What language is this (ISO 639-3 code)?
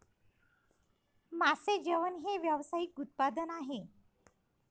mar